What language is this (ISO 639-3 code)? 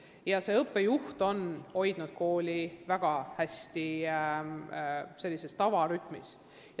est